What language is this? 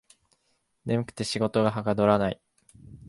Japanese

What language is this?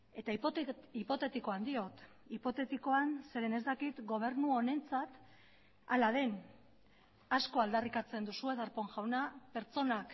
Basque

